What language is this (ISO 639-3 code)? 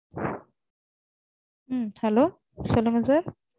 tam